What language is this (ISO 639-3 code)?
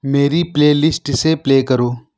urd